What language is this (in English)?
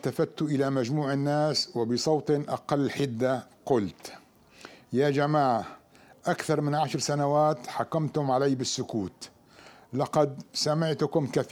Arabic